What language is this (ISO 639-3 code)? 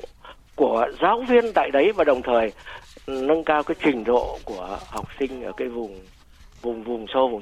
vie